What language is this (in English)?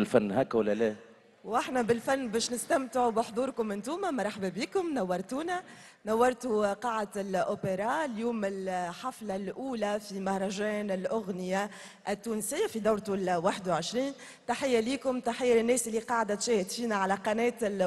Arabic